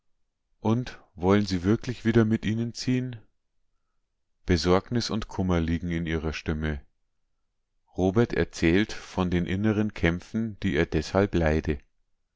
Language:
German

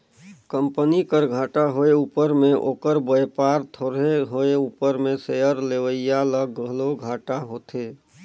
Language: Chhattisgarhi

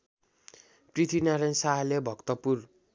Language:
Nepali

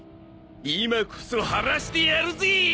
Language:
Japanese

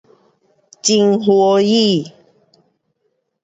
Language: Pu-Xian Chinese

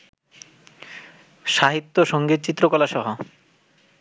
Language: Bangla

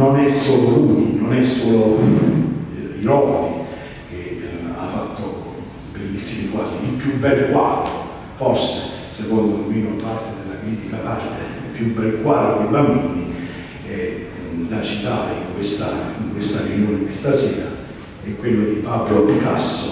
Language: Italian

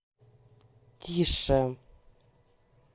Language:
Russian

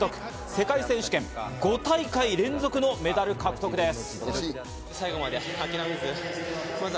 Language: Japanese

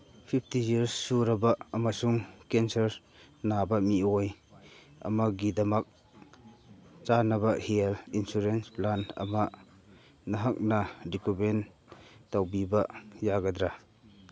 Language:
Manipuri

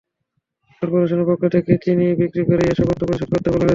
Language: Bangla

